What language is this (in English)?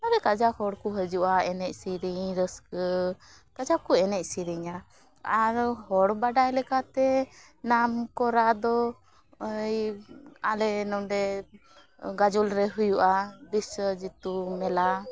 Santali